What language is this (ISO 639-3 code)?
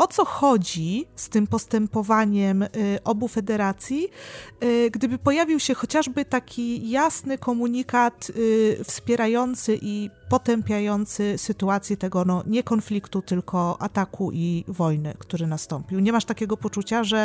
pol